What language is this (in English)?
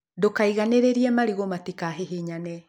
Kikuyu